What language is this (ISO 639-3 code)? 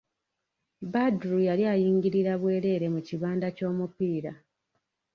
lug